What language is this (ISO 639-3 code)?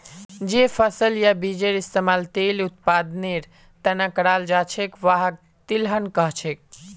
mag